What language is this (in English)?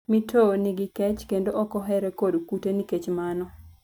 Luo (Kenya and Tanzania)